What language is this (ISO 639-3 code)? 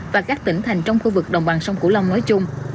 vie